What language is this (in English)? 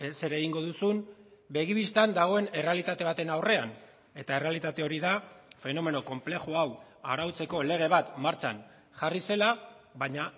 Basque